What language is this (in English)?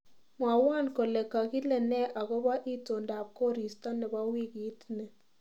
Kalenjin